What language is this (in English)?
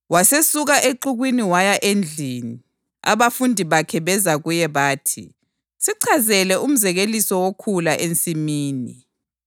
North Ndebele